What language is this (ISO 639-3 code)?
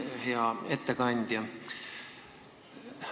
est